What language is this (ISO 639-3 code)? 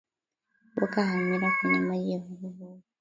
swa